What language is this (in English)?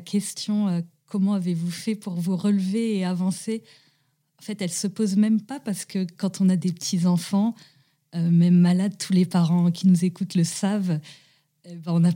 French